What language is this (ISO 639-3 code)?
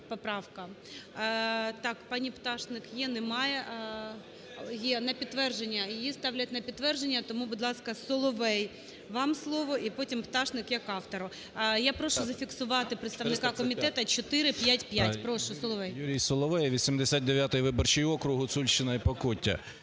ukr